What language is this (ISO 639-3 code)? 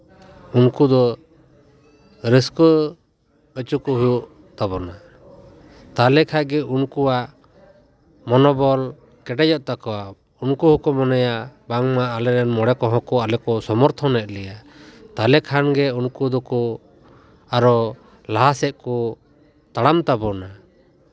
sat